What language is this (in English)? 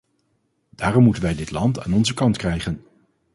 Dutch